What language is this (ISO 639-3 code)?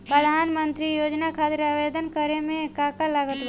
bho